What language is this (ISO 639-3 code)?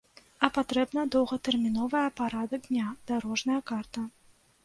bel